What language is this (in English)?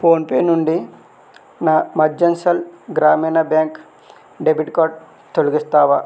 Telugu